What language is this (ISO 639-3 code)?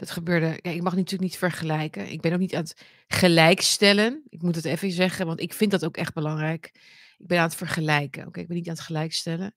nld